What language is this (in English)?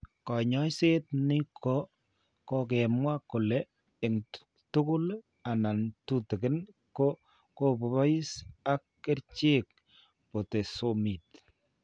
Kalenjin